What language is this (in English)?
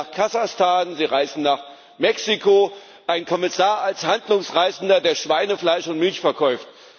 German